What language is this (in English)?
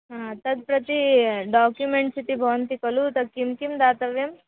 Sanskrit